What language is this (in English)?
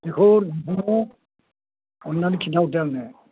Bodo